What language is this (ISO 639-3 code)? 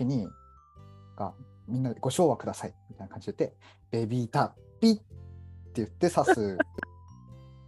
jpn